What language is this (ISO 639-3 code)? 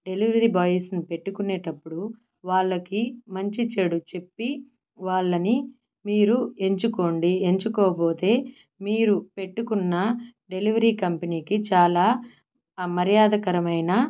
tel